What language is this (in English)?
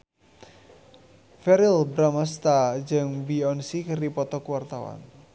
Sundanese